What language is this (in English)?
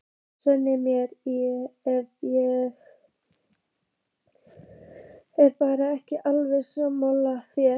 Icelandic